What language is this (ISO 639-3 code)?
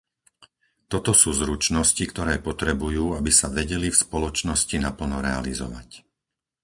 slk